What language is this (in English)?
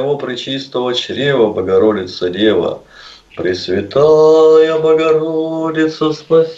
Russian